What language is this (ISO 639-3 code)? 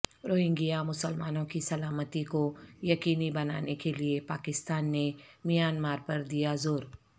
urd